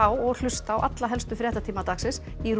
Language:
Icelandic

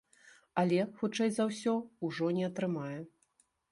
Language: Belarusian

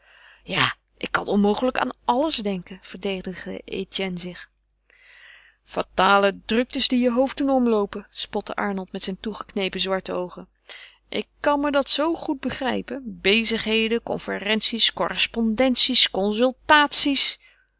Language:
Dutch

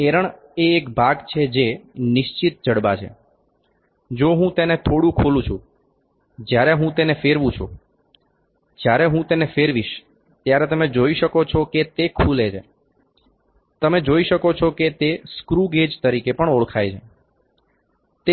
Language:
Gujarati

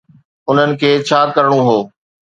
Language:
Sindhi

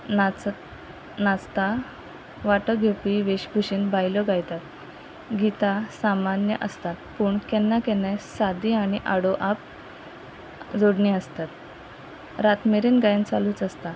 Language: Konkani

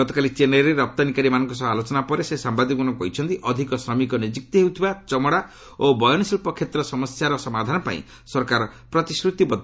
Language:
Odia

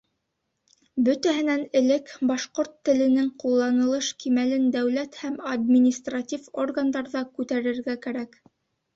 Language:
Bashkir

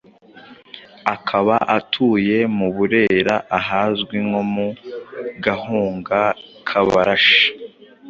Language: Kinyarwanda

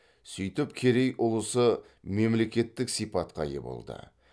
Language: Kazakh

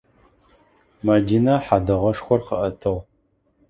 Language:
Adyghe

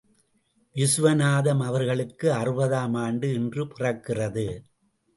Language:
Tamil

